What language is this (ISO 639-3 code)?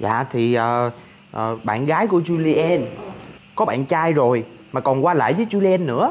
vie